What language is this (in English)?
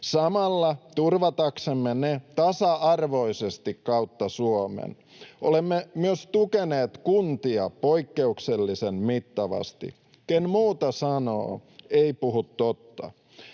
Finnish